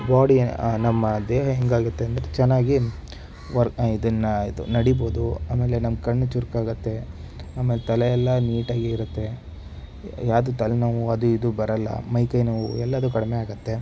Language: Kannada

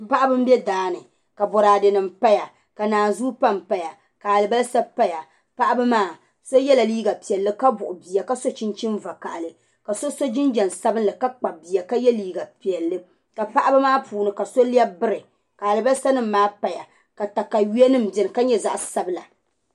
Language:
Dagbani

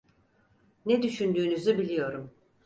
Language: Turkish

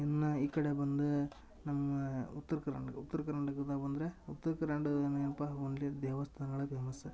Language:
Kannada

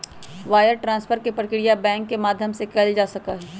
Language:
Magahi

